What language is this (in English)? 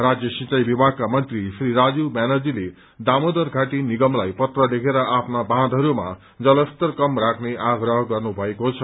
Nepali